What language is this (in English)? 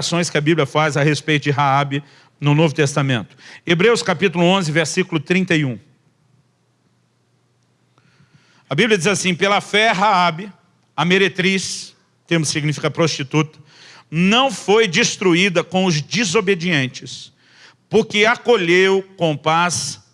Portuguese